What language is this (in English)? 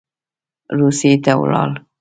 Pashto